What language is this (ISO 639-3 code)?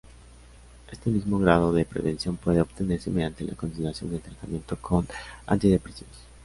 spa